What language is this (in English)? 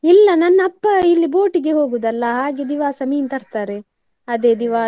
Kannada